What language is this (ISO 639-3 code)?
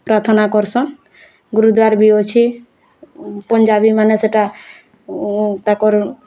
ori